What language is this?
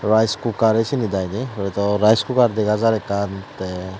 Chakma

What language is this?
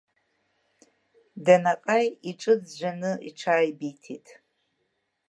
Abkhazian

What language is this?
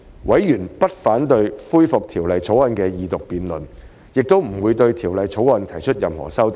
Cantonese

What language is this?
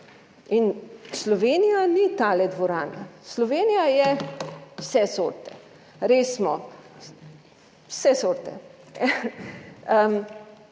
Slovenian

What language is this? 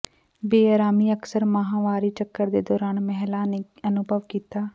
Punjabi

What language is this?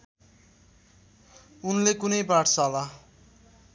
Nepali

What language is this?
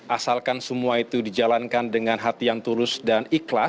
Indonesian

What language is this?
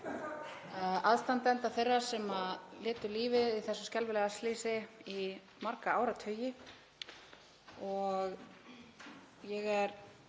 Icelandic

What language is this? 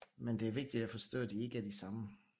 Danish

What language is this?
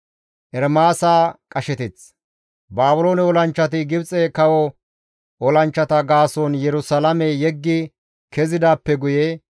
Gamo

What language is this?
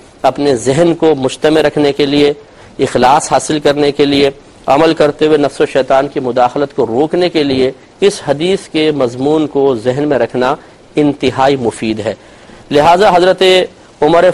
Urdu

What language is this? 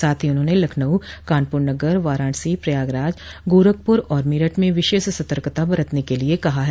Hindi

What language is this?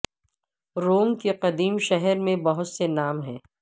Urdu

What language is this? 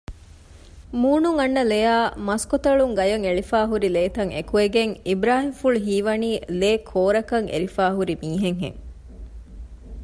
Divehi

